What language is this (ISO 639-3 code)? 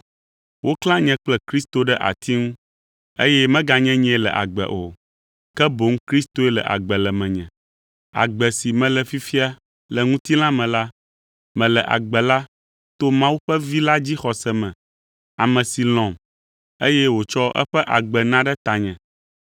ewe